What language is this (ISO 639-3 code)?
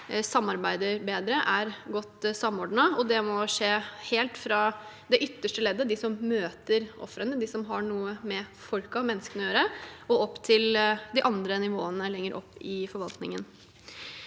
nor